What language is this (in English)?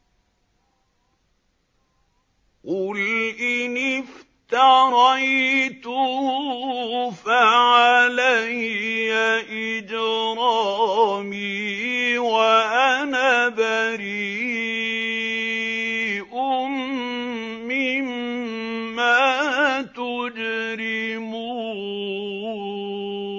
Arabic